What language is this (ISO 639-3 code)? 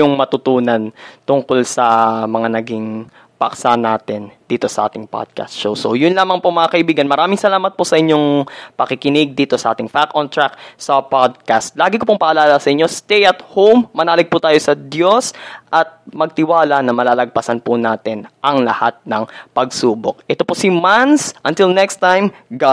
fil